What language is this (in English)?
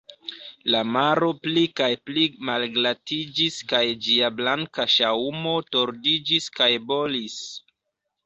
Esperanto